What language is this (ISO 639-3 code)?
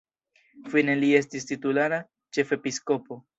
epo